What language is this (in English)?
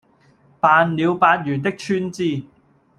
Cantonese